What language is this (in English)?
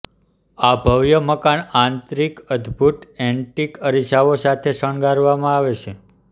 Gujarati